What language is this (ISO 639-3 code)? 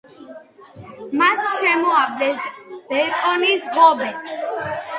kat